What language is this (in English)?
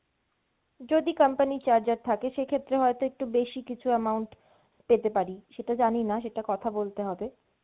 Bangla